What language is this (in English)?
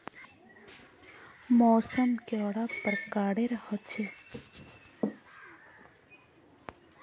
Magahi